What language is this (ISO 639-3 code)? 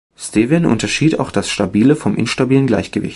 deu